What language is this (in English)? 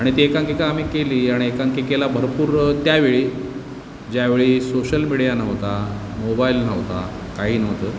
Marathi